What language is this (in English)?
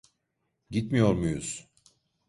Turkish